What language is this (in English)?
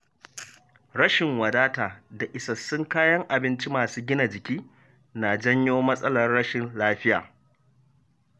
Hausa